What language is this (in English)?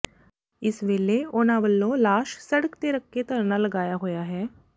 Punjabi